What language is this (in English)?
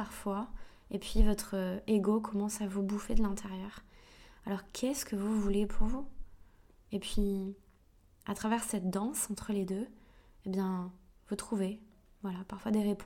French